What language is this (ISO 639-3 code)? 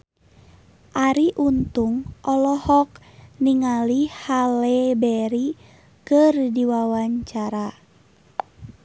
sun